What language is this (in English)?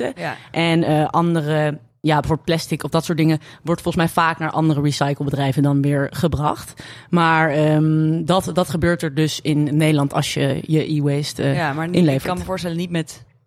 Dutch